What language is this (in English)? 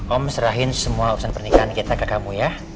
Indonesian